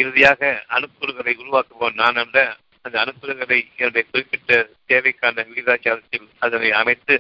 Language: Tamil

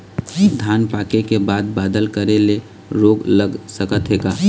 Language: Chhattisgarhi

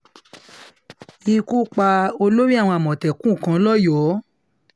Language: Yoruba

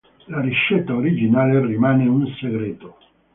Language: Italian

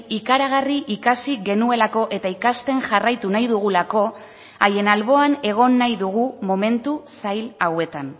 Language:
Basque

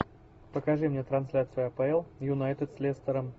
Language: Russian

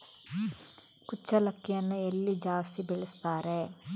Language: Kannada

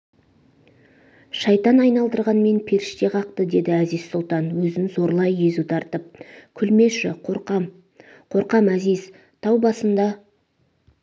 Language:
Kazakh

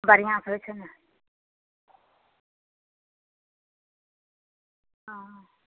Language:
Maithili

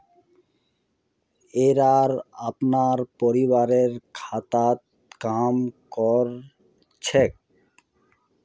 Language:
Magahi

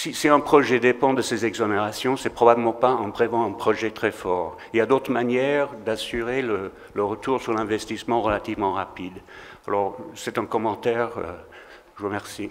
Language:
French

